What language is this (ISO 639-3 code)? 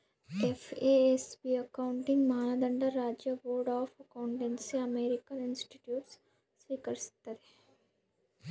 kan